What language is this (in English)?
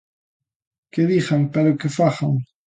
Galician